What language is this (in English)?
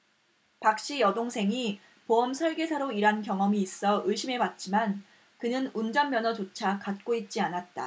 Korean